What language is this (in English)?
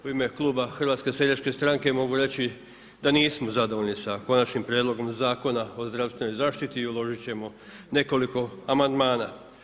Croatian